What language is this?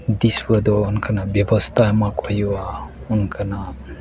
Santali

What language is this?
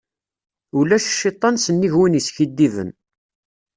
Kabyle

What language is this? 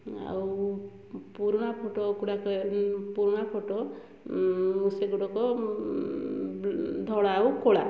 Odia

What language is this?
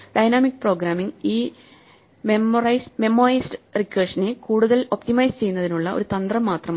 Malayalam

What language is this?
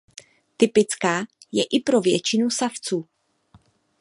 Czech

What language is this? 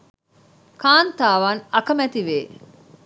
Sinhala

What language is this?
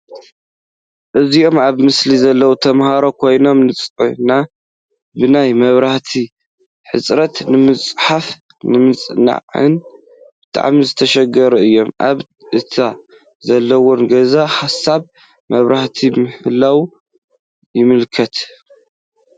Tigrinya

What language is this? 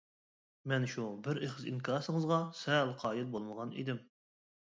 Uyghur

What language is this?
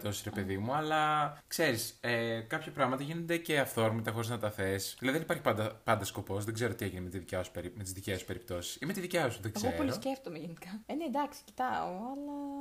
Greek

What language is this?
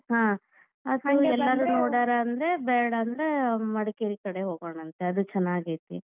Kannada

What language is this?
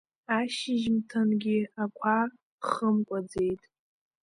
Abkhazian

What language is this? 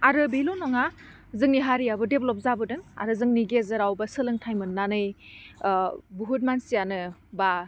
Bodo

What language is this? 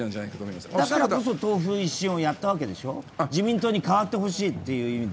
Japanese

